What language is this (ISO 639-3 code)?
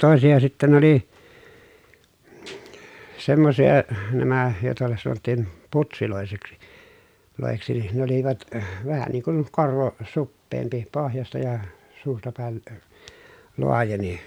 fin